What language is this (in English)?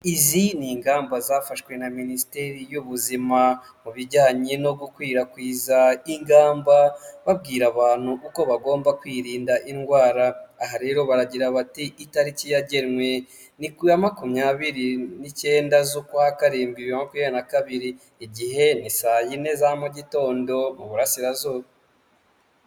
Kinyarwanda